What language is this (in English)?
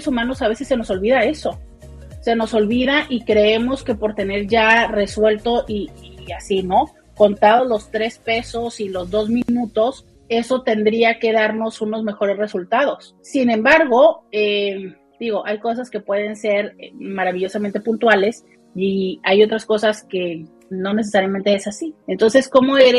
Spanish